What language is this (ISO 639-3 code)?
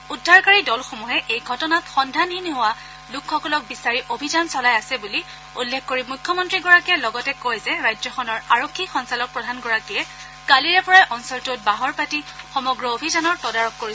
asm